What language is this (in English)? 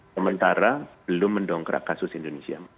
Indonesian